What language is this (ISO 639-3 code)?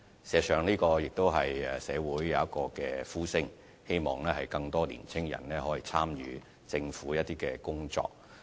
yue